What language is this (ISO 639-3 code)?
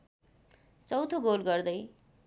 nep